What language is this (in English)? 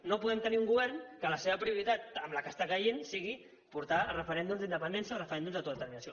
Catalan